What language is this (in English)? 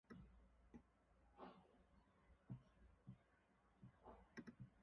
English